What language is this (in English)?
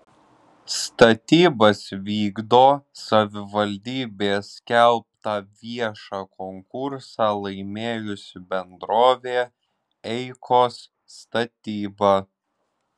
Lithuanian